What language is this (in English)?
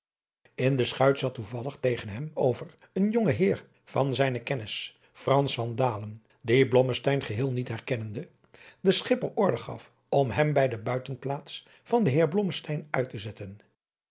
Dutch